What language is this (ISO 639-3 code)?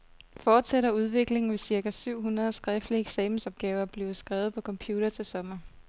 dan